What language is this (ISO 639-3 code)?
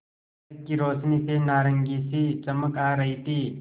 hin